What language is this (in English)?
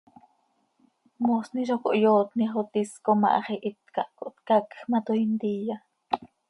Seri